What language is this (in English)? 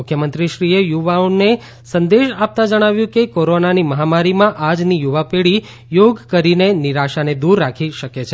Gujarati